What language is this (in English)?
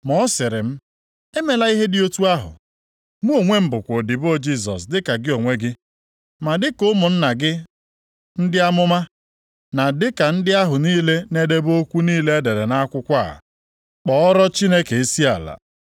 Igbo